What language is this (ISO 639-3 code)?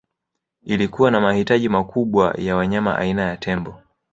swa